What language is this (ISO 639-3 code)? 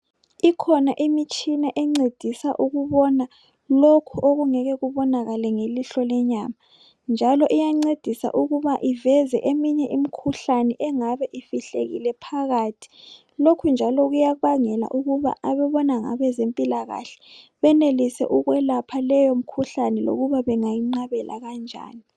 nde